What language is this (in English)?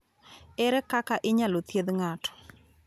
Luo (Kenya and Tanzania)